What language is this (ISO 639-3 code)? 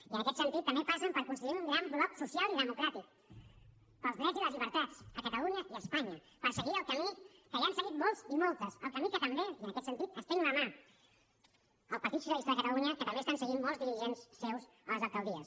cat